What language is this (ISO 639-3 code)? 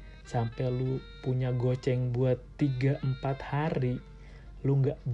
ind